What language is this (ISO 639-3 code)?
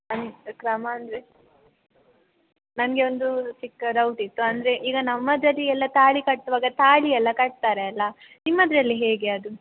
kan